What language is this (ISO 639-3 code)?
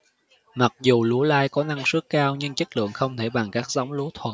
vie